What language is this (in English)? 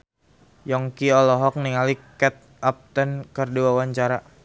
Sundanese